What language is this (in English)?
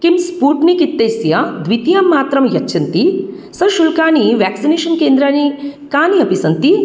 Sanskrit